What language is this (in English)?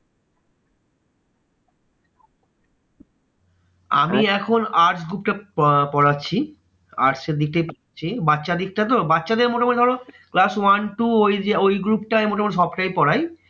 Bangla